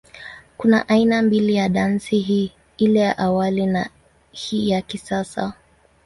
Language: Swahili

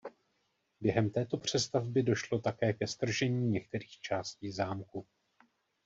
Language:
Czech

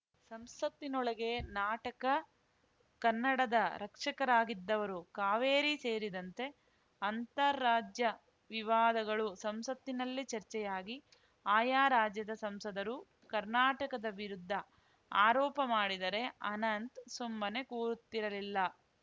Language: Kannada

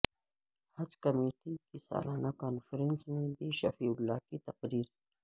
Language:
Urdu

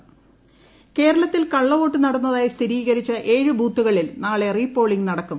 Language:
Malayalam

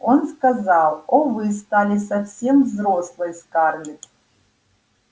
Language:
Russian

